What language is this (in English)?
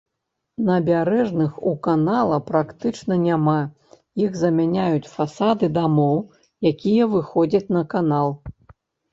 Belarusian